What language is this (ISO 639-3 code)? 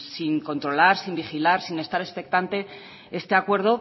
spa